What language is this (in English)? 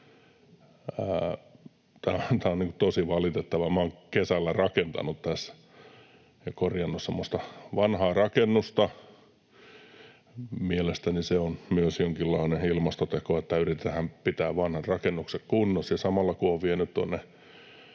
Finnish